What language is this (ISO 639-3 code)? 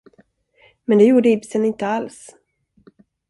swe